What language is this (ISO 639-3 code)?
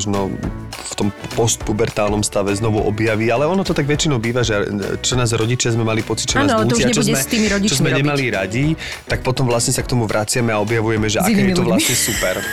slk